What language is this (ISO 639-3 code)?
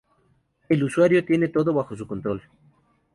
spa